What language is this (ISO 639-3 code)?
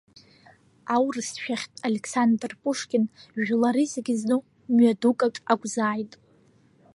abk